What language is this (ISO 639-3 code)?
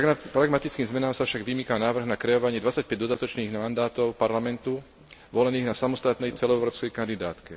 slk